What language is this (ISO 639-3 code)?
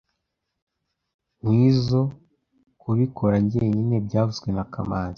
kin